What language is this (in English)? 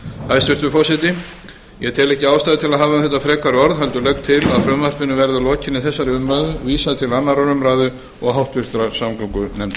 Icelandic